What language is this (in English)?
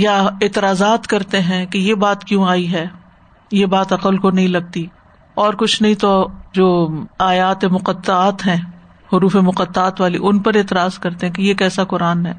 Urdu